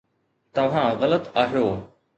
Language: Sindhi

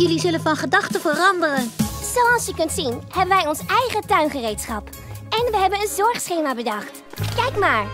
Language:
Dutch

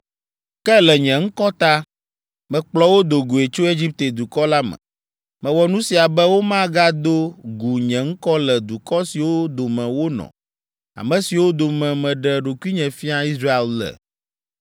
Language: Ewe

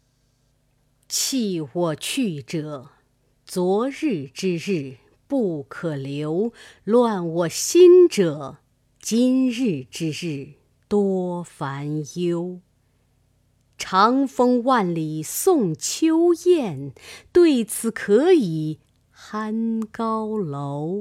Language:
Chinese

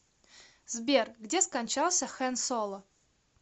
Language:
Russian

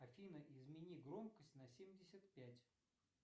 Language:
Russian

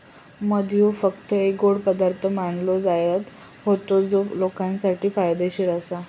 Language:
Marathi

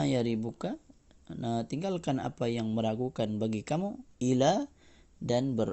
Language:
Malay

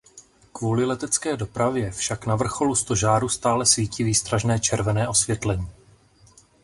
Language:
Czech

